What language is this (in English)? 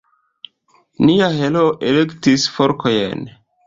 Esperanto